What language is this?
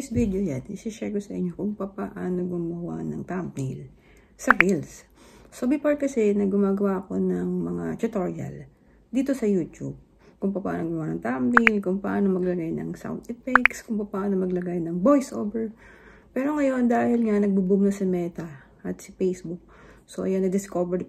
Filipino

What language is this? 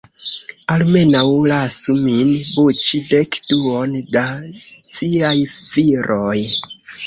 Esperanto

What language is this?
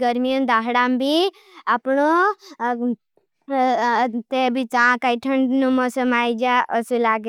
Bhili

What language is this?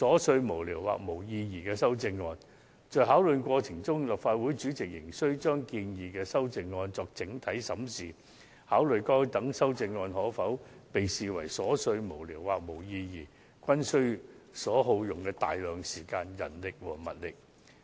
Cantonese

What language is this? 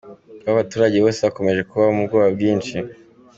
Kinyarwanda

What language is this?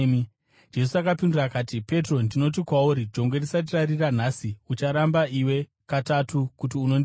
Shona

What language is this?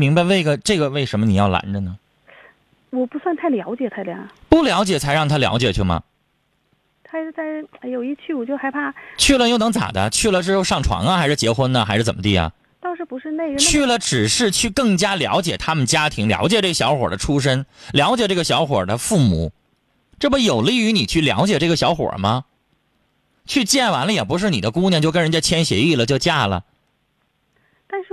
Chinese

